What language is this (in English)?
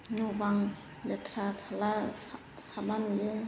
Bodo